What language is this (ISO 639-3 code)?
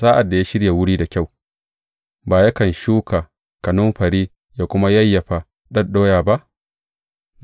hau